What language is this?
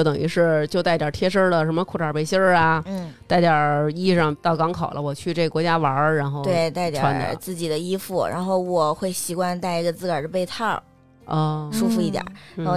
Chinese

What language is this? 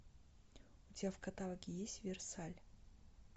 Russian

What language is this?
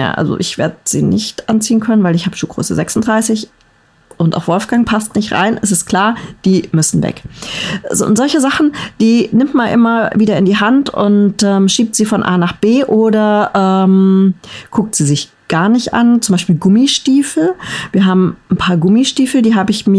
German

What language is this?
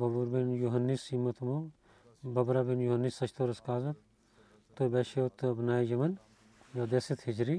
Bulgarian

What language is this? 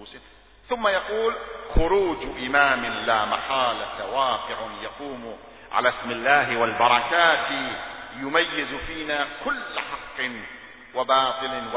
Arabic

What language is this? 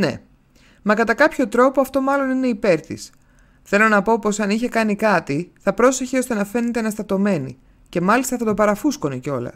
Greek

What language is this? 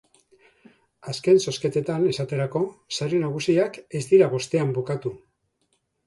Basque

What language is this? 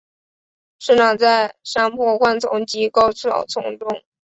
Chinese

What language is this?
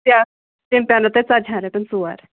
Kashmiri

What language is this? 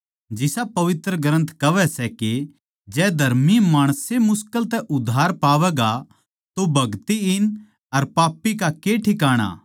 Haryanvi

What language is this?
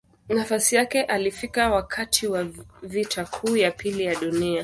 Swahili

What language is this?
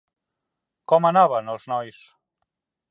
Catalan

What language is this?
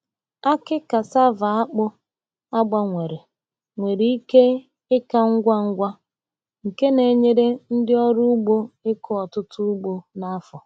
Igbo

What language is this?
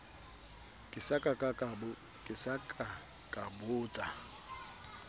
Southern Sotho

